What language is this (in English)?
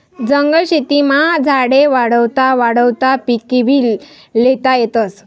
Marathi